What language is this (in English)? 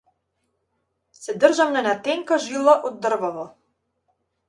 Macedonian